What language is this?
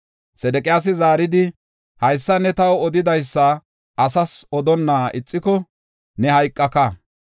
Gofa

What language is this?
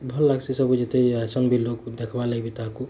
Odia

